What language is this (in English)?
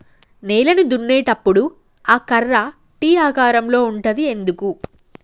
Telugu